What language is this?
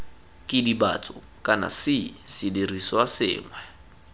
Tswana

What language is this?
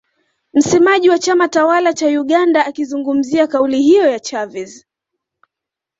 Swahili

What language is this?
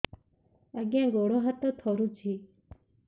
Odia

